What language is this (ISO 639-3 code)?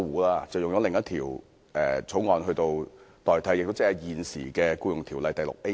yue